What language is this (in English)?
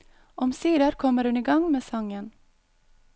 Norwegian